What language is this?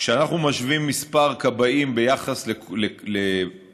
Hebrew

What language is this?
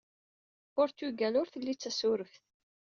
Kabyle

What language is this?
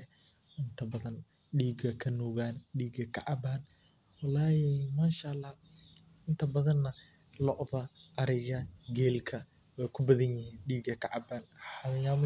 Somali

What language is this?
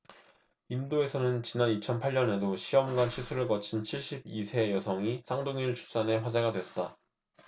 Korean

